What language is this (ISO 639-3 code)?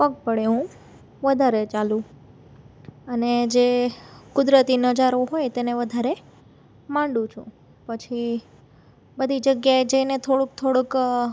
guj